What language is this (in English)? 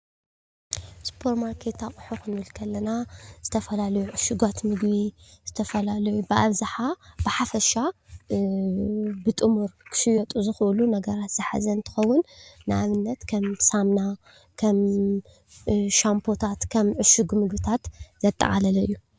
Tigrinya